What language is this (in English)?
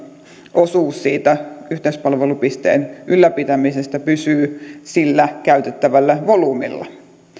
Finnish